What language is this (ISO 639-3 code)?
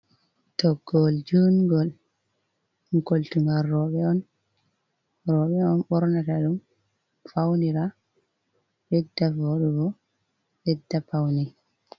ful